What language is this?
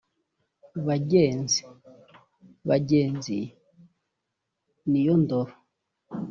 Kinyarwanda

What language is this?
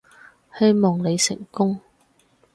Cantonese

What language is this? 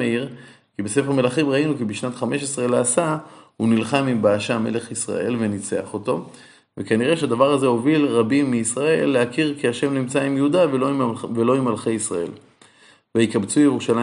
Hebrew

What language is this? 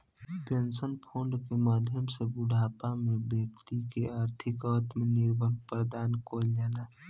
Bhojpuri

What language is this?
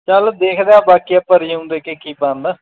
Punjabi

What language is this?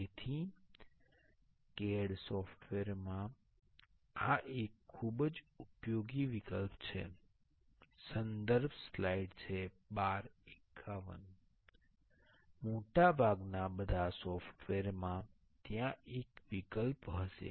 Gujarati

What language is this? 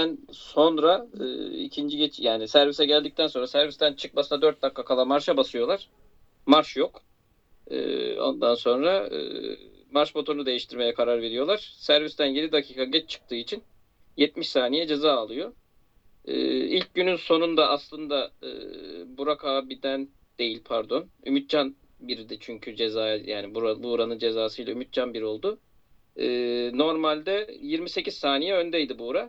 Turkish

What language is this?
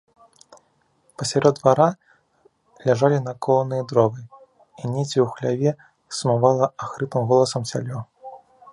Belarusian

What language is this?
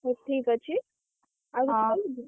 Odia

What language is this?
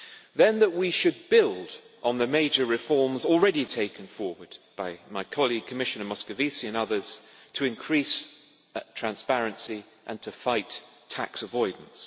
English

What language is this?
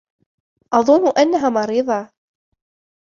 Arabic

